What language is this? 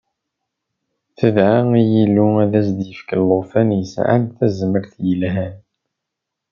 Kabyle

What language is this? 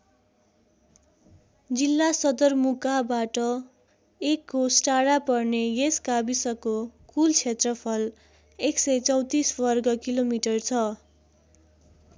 Nepali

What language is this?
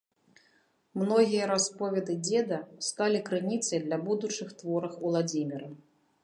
Belarusian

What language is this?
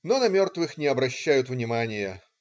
Russian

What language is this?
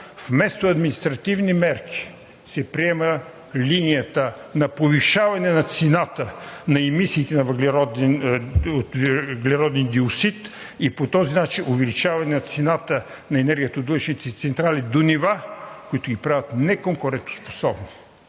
Bulgarian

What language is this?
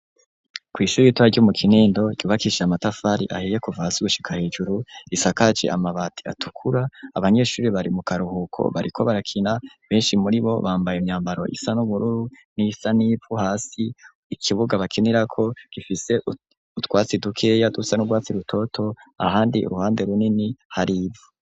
Rundi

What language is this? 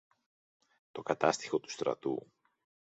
Greek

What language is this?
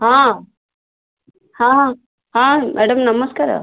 Odia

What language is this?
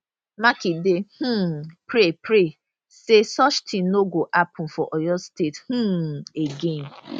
Nigerian Pidgin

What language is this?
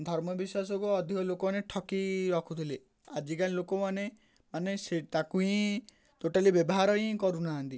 Odia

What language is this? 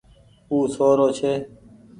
Goaria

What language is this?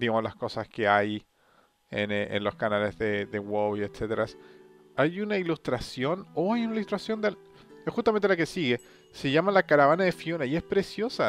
Spanish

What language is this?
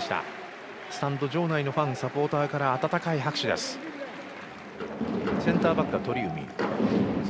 Japanese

